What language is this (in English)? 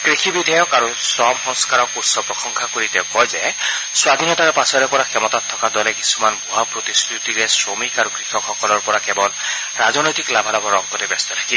Assamese